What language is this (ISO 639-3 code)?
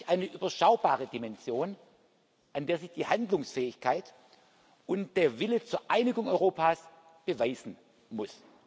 deu